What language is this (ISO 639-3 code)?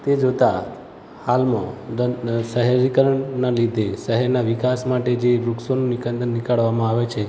guj